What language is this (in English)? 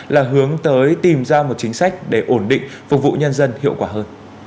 Vietnamese